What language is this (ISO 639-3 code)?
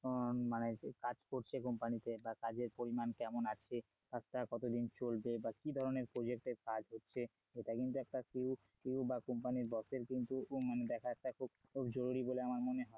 ben